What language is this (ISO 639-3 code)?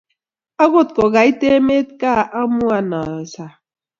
kln